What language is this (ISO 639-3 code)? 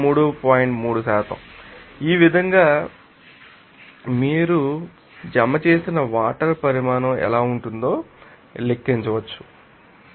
tel